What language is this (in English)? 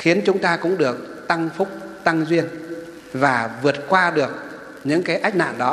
Vietnamese